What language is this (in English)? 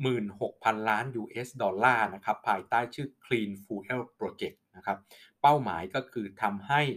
Thai